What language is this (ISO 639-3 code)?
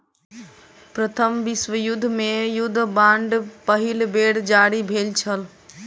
mai